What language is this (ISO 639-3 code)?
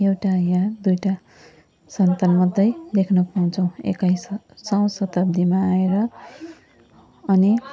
nep